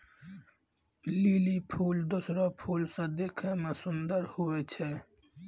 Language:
Maithili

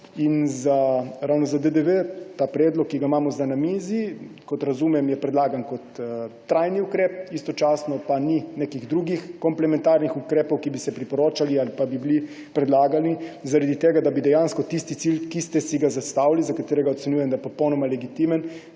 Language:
Slovenian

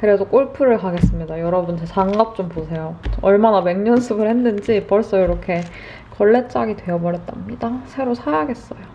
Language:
Korean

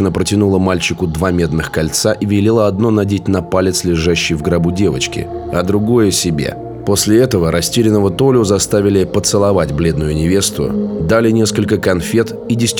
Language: Russian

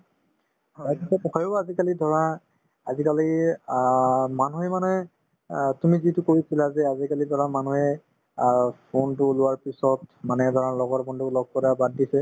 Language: Assamese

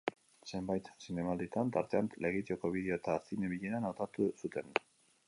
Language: Basque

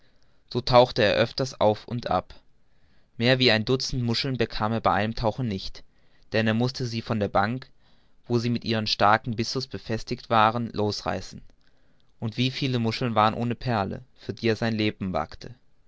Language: German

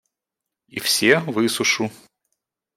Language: Russian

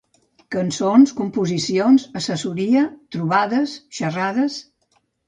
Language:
Catalan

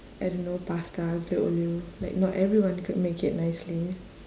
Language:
English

